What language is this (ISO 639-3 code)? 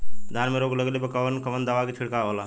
bho